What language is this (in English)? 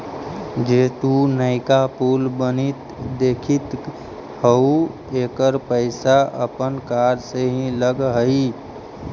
Magahi